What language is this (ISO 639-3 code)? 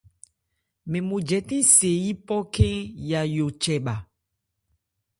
ebr